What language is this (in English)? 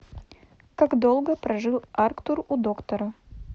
Russian